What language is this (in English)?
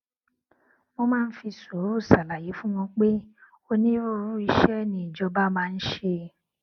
Yoruba